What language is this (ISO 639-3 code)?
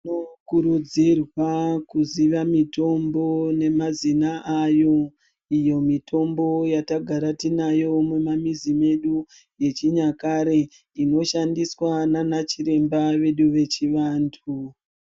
ndc